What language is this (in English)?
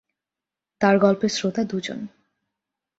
Bangla